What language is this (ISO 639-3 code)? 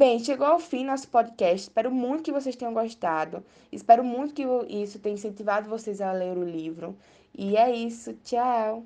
por